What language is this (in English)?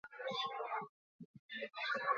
Basque